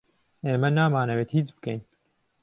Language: Central Kurdish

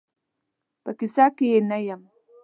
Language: Pashto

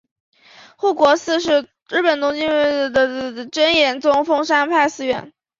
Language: Chinese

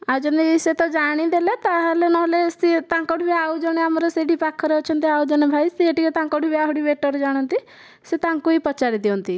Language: Odia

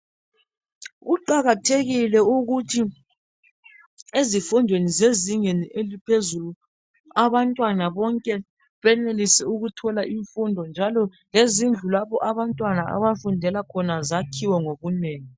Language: North Ndebele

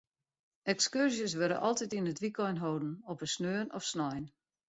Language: Western Frisian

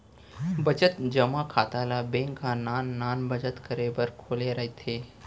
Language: Chhattisgarhi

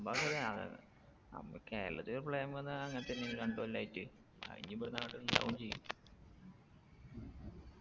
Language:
Malayalam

